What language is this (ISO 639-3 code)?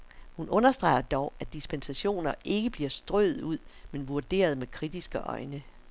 dan